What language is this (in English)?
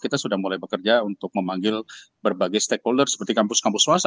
Indonesian